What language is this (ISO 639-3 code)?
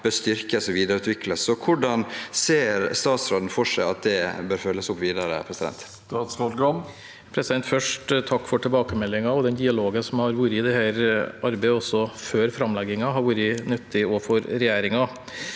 nor